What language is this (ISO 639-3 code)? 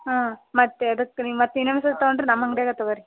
kan